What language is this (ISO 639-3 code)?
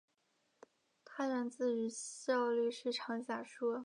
zho